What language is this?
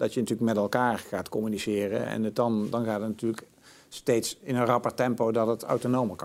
Dutch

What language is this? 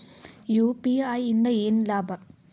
Kannada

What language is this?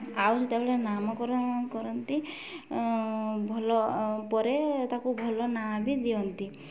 Odia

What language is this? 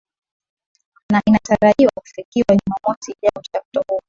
Swahili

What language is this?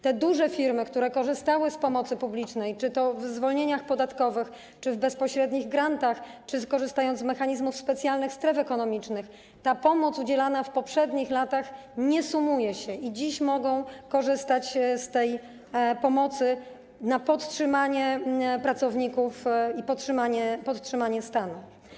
Polish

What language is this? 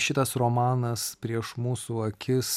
Lithuanian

